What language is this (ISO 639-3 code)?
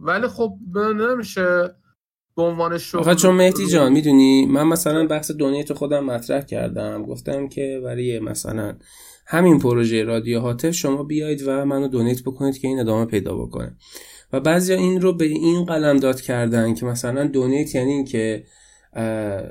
fas